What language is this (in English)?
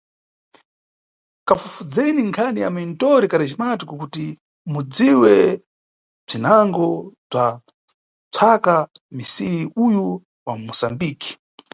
Nyungwe